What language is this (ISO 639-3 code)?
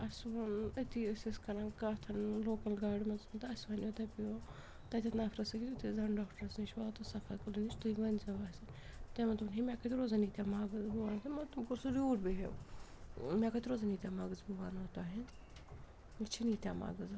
kas